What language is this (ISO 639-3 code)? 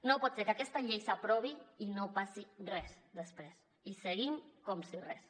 cat